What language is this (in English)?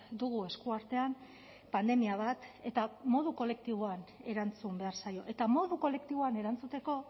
Basque